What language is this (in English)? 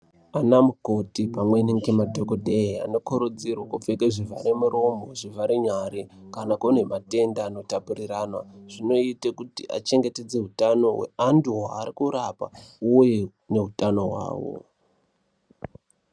Ndau